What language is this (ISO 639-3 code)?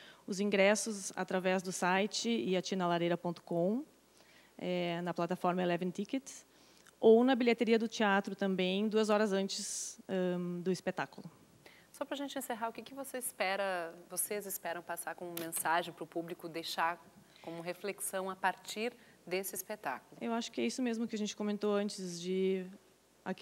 por